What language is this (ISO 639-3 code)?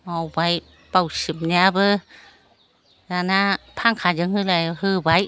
brx